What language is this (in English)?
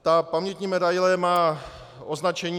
Czech